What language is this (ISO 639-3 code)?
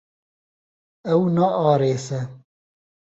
kur